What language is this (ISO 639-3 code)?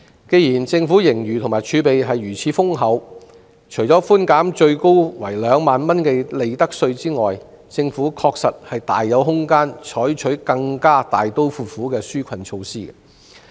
yue